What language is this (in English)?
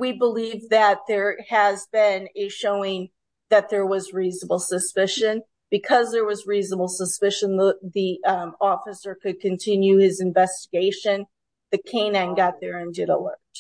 English